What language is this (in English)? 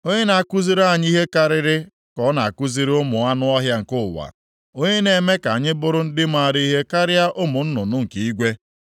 Igbo